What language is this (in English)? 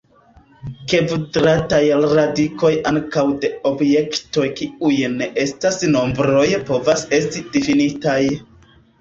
Esperanto